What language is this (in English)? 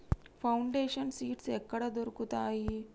Telugu